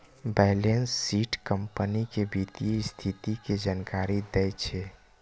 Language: Maithili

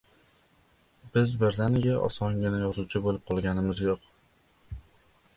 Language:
Uzbek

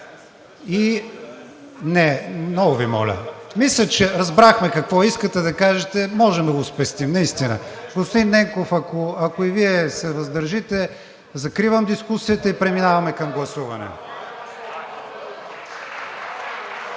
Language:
Bulgarian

